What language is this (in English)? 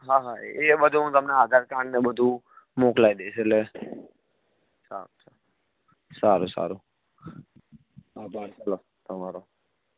Gujarati